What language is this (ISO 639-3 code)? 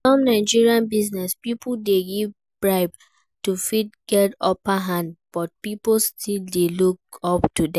pcm